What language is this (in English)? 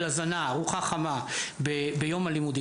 Hebrew